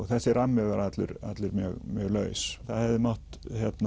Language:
Icelandic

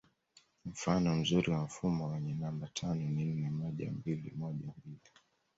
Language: Swahili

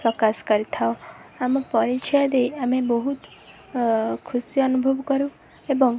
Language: Odia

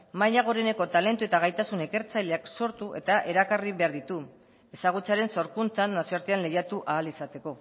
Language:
Basque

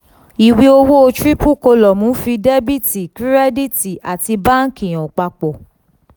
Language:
Yoruba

